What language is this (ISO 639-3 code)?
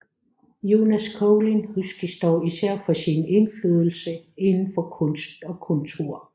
dan